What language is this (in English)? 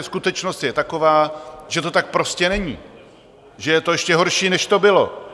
Czech